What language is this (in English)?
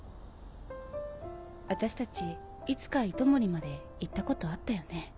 Japanese